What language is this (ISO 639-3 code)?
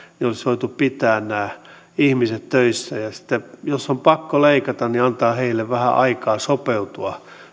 fin